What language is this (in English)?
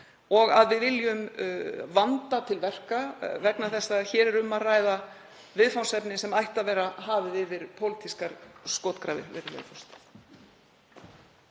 Icelandic